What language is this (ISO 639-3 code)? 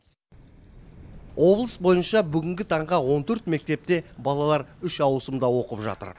kaz